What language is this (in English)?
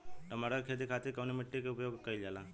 Bhojpuri